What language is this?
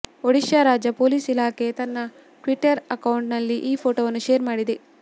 Kannada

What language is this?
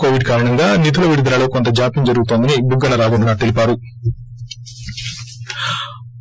Telugu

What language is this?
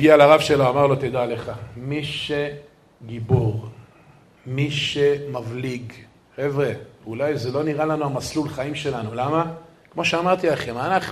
Hebrew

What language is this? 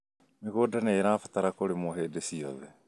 Kikuyu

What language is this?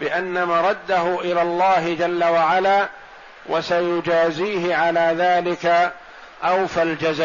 Arabic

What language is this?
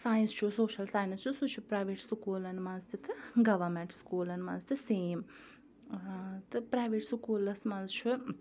Kashmiri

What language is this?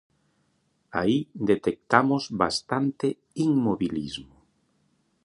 Galician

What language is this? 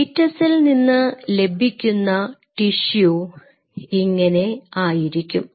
Malayalam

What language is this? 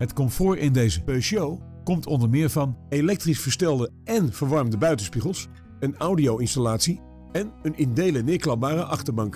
Dutch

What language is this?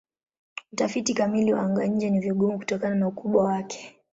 Swahili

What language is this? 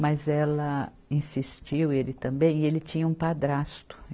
Portuguese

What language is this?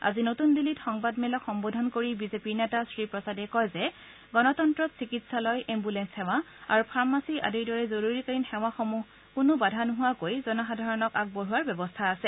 Assamese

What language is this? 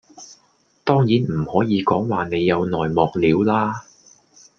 Cantonese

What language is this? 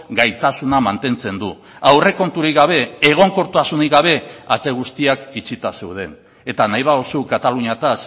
Basque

